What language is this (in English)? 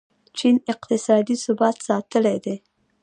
Pashto